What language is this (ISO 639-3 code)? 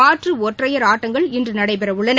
tam